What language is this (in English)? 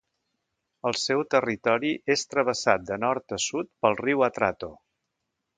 Catalan